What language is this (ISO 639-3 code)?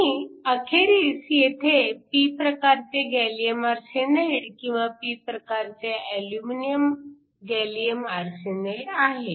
mar